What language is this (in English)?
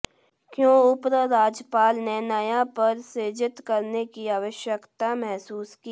Hindi